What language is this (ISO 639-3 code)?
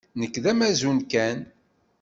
kab